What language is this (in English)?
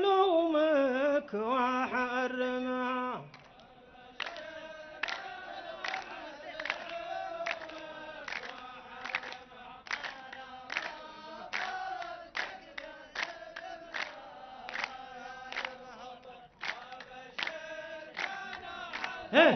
Arabic